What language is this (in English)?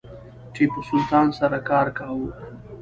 Pashto